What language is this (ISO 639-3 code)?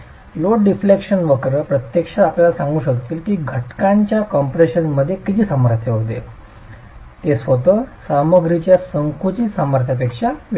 mar